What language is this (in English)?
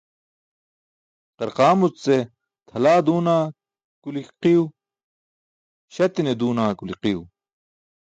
Burushaski